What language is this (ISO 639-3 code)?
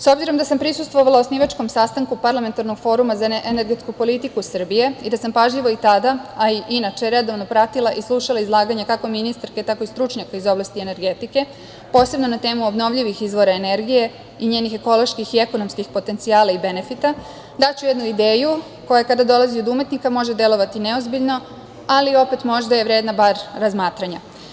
srp